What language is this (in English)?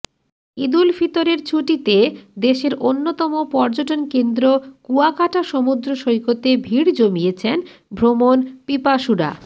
Bangla